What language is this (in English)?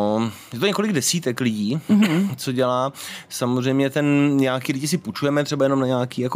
Czech